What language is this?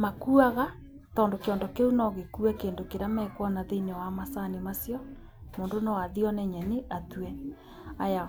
Kikuyu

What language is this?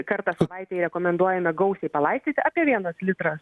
Lithuanian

